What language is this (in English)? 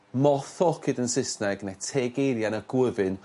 Welsh